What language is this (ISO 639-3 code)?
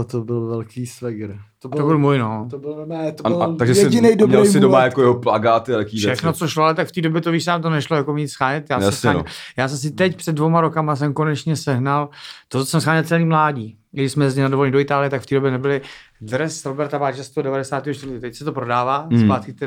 ces